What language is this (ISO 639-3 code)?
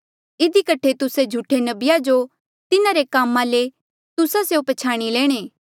mjl